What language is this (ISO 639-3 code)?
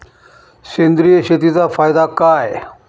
mar